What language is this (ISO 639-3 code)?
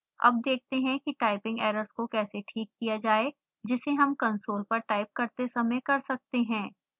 hin